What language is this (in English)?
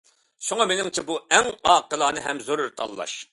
Uyghur